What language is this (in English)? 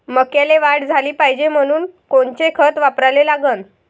Marathi